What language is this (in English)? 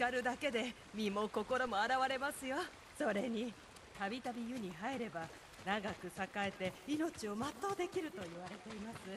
Japanese